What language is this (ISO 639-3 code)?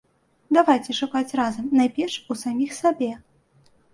bel